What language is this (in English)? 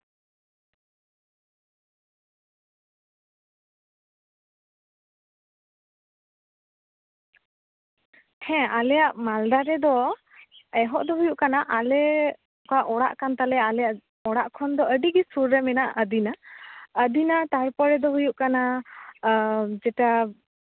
Santali